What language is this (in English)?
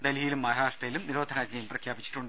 Malayalam